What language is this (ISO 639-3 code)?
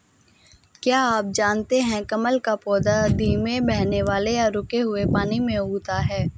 hin